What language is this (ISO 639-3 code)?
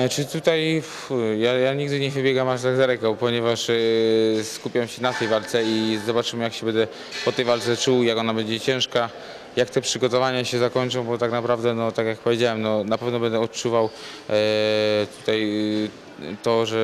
pol